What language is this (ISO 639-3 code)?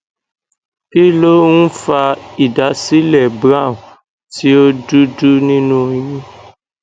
yor